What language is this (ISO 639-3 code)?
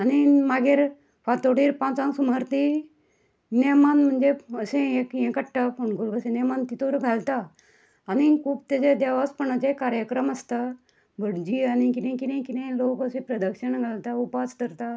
kok